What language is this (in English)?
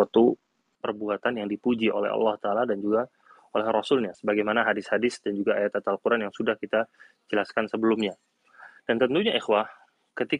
Indonesian